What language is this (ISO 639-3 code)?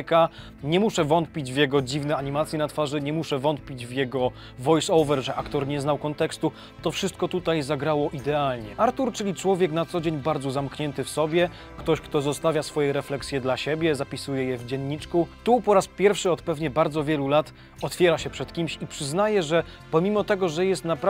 pol